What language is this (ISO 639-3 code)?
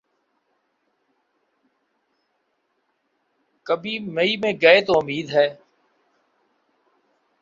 urd